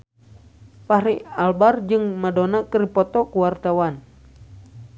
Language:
Sundanese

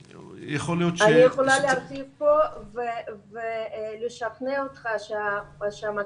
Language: Hebrew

